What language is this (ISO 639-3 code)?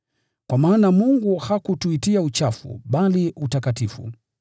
swa